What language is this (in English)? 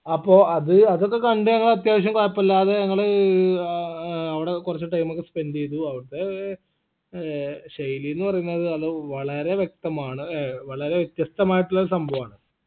Malayalam